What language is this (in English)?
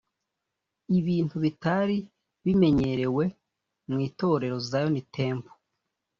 Kinyarwanda